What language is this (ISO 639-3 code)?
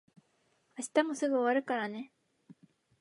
jpn